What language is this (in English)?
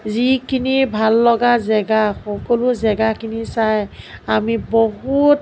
Assamese